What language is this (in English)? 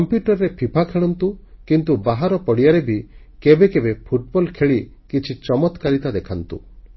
Odia